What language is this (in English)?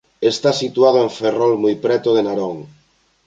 Galician